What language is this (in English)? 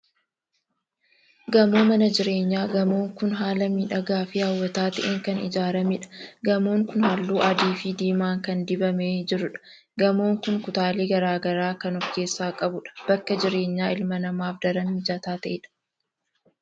Oromo